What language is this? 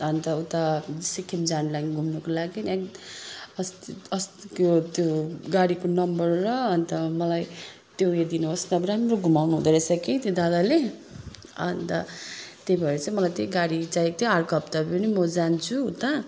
Nepali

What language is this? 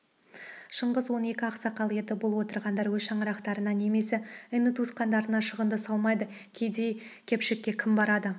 Kazakh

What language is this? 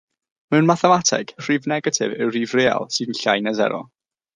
Welsh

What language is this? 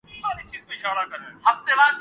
Urdu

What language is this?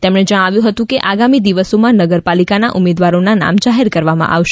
Gujarati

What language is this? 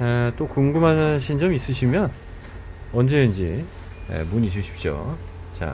Korean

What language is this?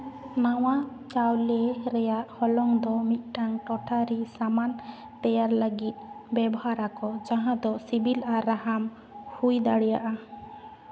Santali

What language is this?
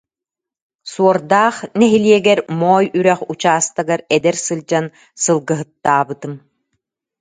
Yakut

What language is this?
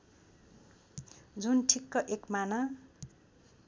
Nepali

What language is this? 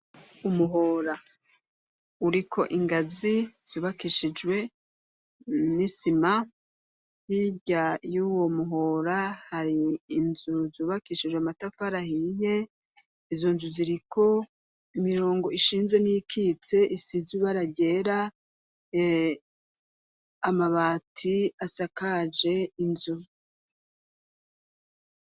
Rundi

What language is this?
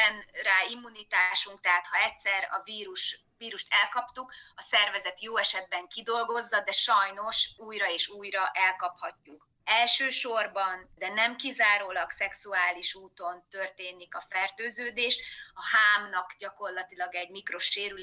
Hungarian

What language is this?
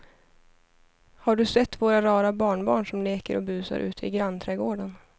Swedish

